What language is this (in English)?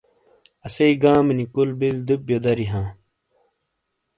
Shina